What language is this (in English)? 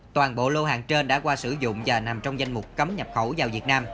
Vietnamese